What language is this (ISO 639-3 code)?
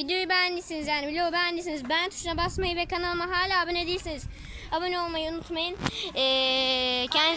tur